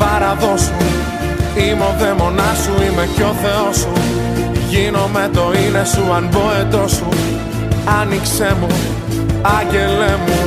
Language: Greek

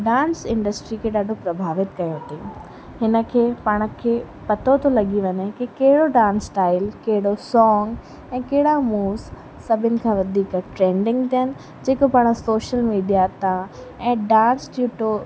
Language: Sindhi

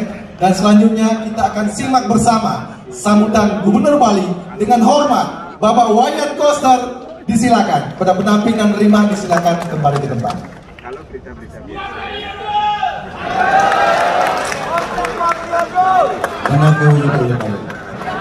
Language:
Indonesian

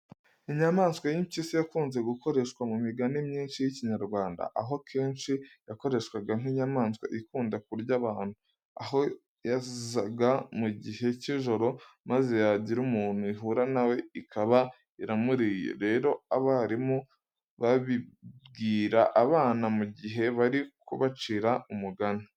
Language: Kinyarwanda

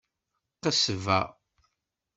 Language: Kabyle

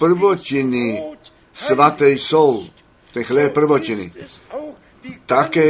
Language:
Czech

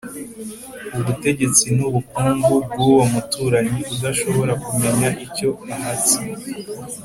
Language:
Kinyarwanda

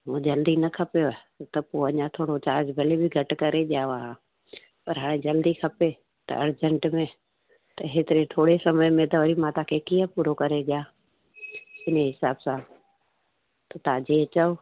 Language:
Sindhi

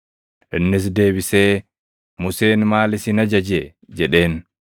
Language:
Oromo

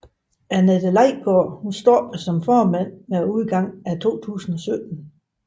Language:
Danish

